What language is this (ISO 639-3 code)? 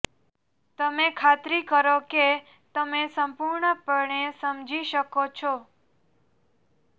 guj